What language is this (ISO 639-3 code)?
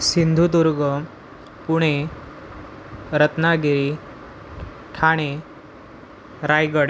mar